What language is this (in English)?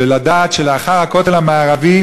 Hebrew